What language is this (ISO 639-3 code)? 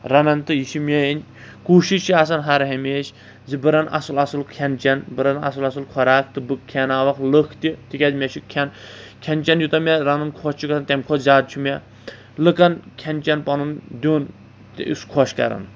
kas